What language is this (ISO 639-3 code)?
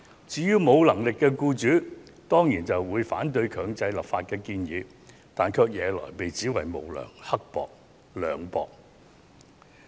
yue